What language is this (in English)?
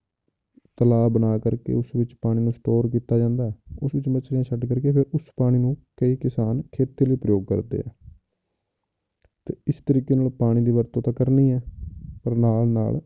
Punjabi